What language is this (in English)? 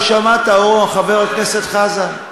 Hebrew